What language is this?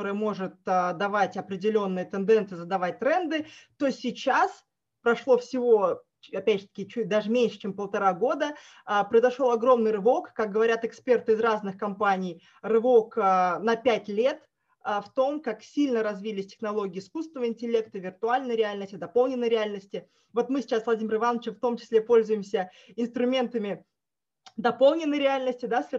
Russian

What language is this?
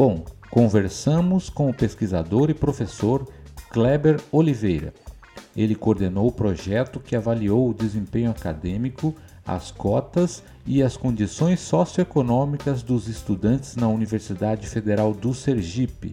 Portuguese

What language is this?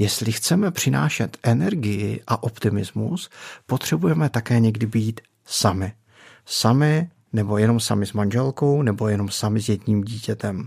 Czech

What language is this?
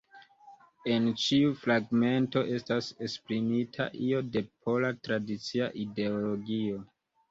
Esperanto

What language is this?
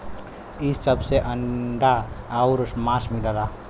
Bhojpuri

